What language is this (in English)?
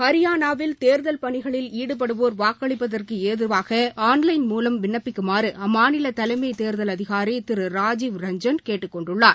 Tamil